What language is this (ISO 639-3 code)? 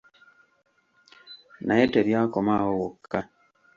lug